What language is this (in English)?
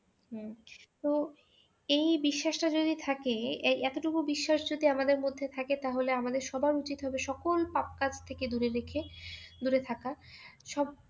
Bangla